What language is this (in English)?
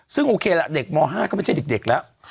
Thai